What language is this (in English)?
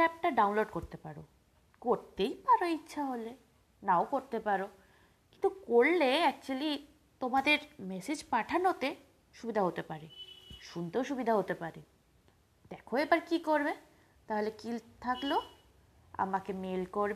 Bangla